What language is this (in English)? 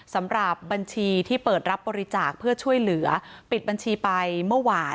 Thai